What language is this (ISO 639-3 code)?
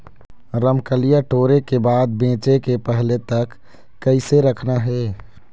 hne